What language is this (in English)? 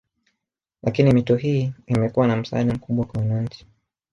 Swahili